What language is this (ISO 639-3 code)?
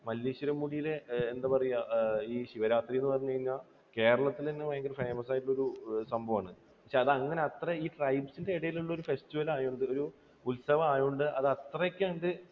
mal